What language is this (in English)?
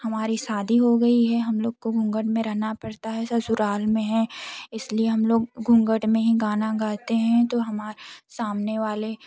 Hindi